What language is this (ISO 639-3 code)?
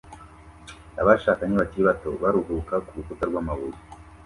kin